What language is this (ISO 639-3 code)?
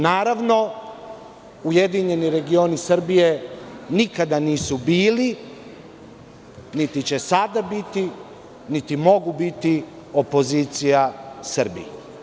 srp